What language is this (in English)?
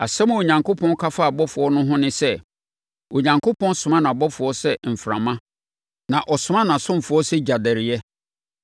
Akan